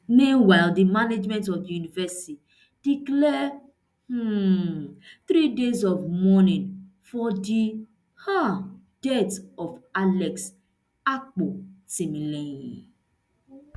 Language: Nigerian Pidgin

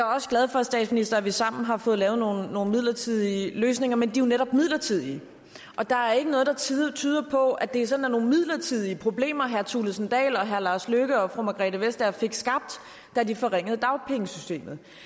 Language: Danish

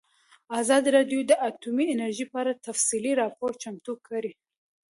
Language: Pashto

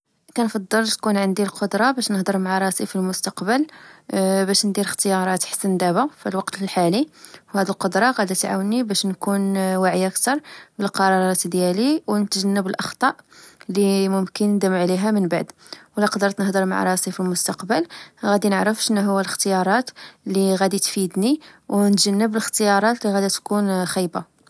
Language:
Moroccan Arabic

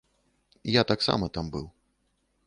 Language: Belarusian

